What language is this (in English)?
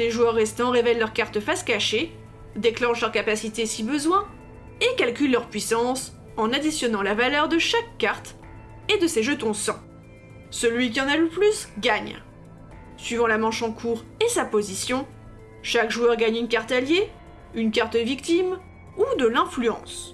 French